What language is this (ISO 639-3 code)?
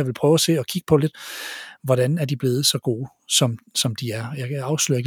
dan